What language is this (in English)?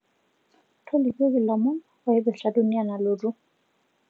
Masai